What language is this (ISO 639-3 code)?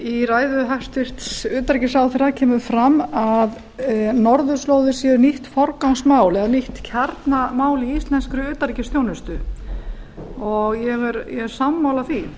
isl